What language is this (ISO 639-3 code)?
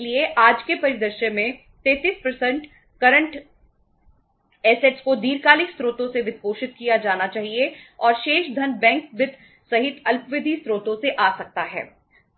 hin